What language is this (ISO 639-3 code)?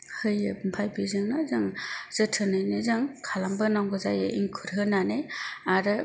brx